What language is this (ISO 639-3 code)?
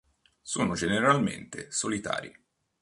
ita